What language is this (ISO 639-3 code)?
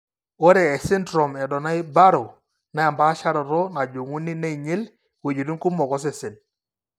mas